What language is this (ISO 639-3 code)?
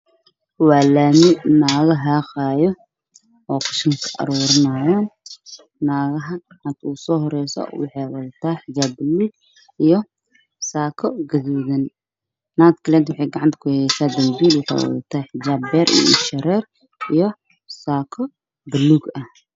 som